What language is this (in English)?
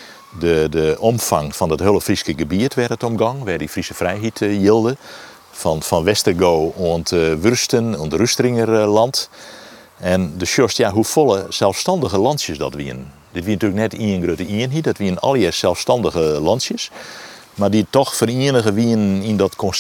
Dutch